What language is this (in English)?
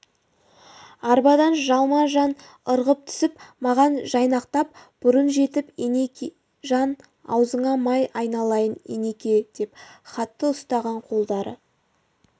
Kazakh